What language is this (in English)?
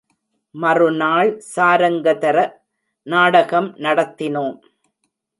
Tamil